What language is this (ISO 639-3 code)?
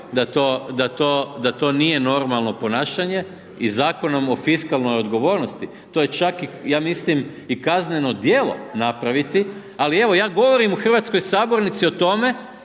hrv